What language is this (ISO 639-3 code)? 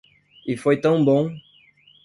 por